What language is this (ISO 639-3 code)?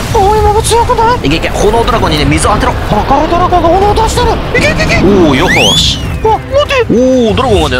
jpn